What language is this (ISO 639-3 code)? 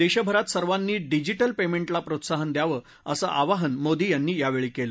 mar